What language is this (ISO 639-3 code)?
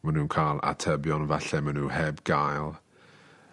cym